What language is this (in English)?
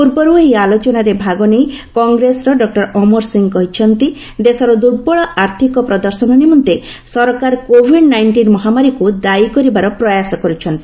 Odia